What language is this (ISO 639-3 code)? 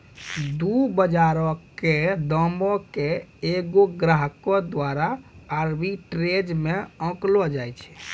mai